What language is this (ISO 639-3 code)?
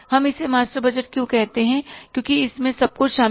hin